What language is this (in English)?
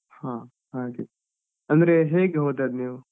Kannada